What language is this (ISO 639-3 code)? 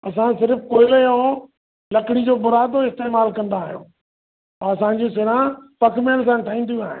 snd